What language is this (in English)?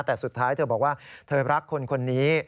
Thai